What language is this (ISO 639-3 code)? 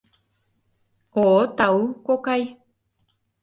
chm